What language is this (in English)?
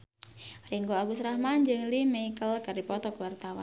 Sundanese